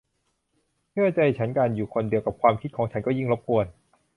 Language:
Thai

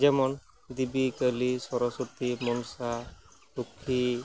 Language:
Santali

